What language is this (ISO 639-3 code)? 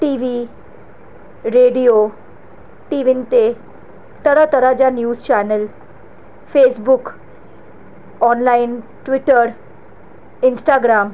snd